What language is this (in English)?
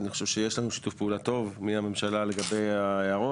Hebrew